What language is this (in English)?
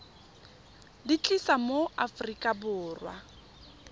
Tswana